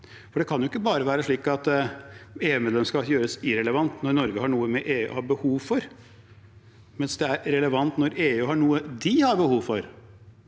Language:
Norwegian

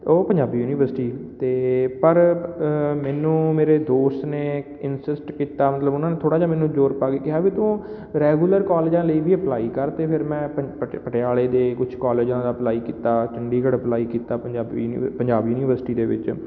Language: Punjabi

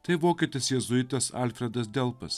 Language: Lithuanian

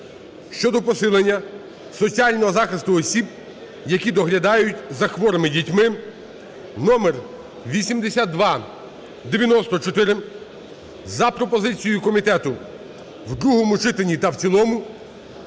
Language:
Ukrainian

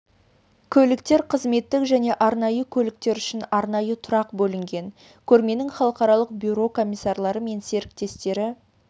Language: Kazakh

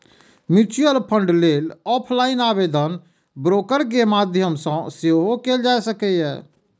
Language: Maithili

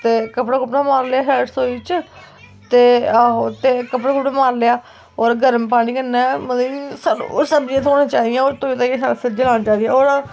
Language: Dogri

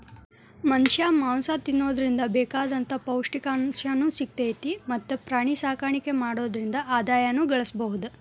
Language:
Kannada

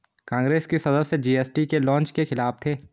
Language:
Hindi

